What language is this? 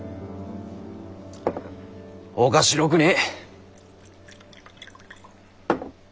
Japanese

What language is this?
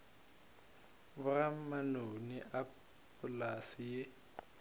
Northern Sotho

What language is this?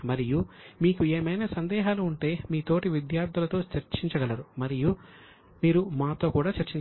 Telugu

